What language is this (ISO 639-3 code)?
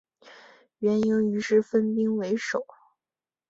zho